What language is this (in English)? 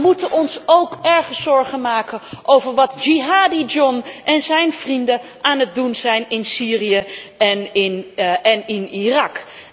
Dutch